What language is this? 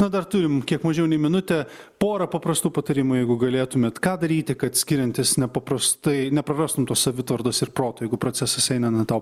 Lithuanian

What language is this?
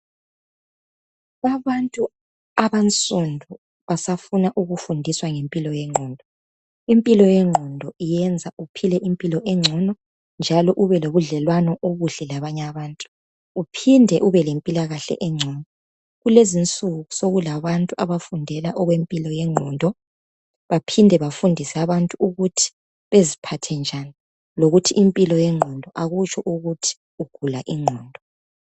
North Ndebele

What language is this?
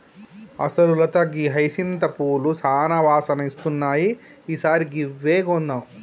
Telugu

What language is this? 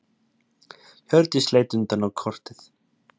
Icelandic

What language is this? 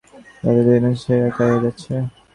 Bangla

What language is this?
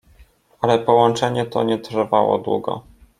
Polish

